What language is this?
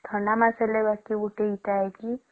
Odia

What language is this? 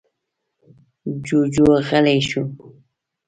Pashto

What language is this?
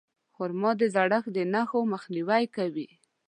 Pashto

